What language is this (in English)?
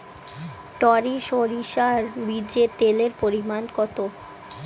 Bangla